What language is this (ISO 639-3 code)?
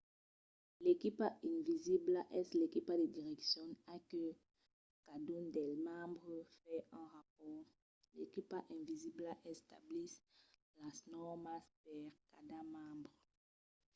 oci